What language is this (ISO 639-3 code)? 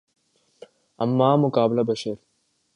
urd